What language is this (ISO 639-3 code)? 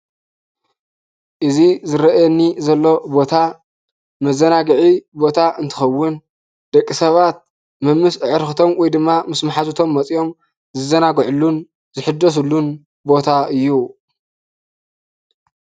tir